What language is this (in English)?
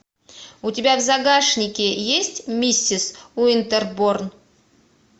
Russian